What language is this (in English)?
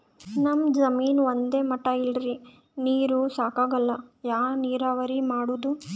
Kannada